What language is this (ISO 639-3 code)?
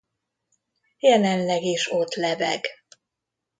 hun